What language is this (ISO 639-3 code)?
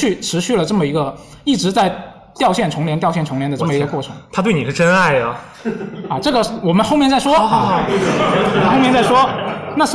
zho